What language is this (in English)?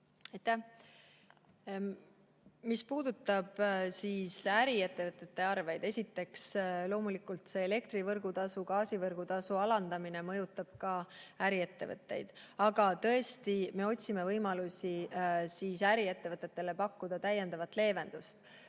Estonian